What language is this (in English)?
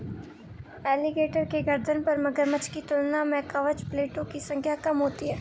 Hindi